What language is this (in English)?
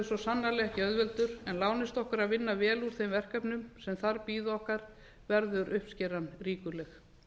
Icelandic